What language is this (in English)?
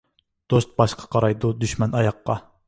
Uyghur